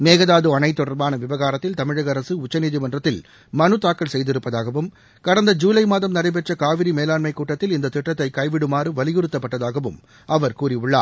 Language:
Tamil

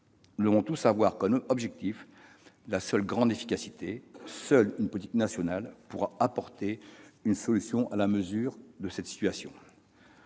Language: French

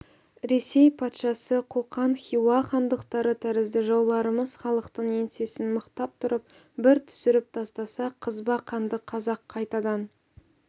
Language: Kazakh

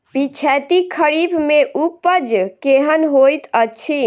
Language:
Maithili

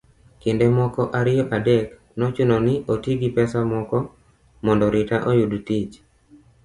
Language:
Luo (Kenya and Tanzania)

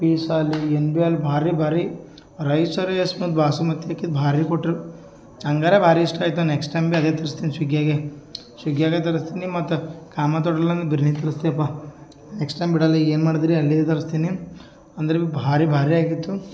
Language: Kannada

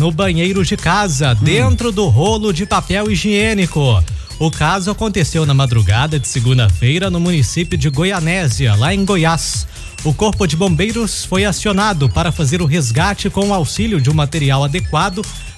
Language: Portuguese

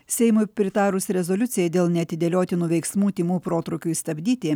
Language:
Lithuanian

